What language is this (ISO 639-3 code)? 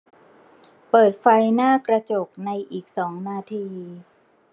tha